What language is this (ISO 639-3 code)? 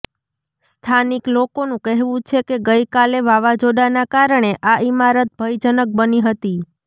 guj